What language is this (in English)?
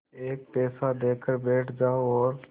Hindi